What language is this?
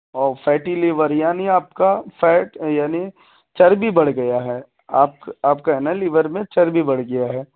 Urdu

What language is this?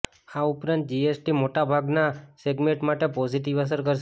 Gujarati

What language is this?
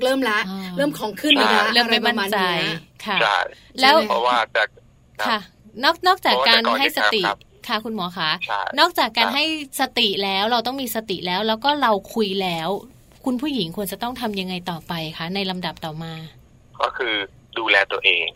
Thai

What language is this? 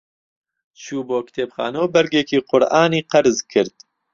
Central Kurdish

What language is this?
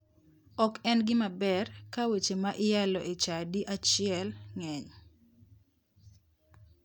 Luo (Kenya and Tanzania)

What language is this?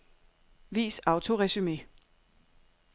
Danish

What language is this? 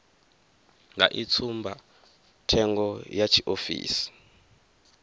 Venda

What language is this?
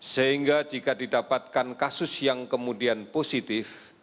Indonesian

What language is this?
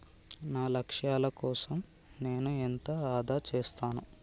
Telugu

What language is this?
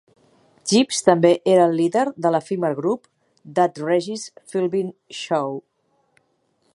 Catalan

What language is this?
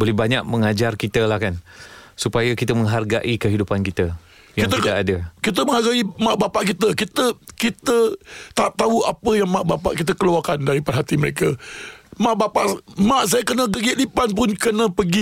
Malay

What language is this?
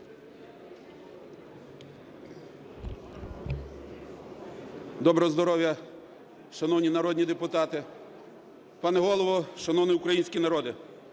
Ukrainian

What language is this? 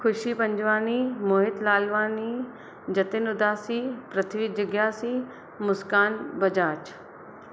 Sindhi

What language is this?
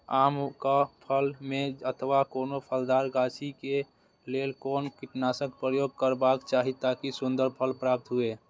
Maithili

